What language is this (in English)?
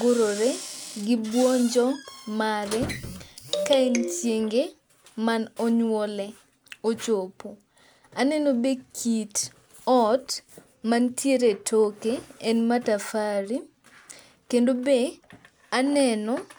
Luo (Kenya and Tanzania)